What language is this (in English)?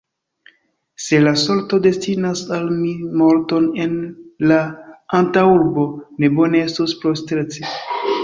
Esperanto